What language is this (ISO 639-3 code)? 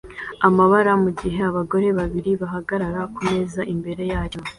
kin